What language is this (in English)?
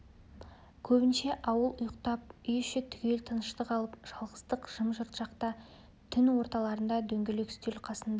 Kazakh